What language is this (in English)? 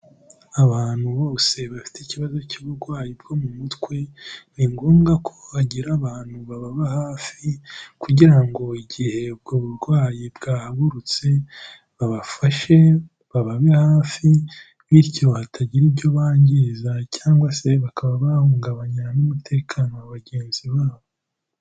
Kinyarwanda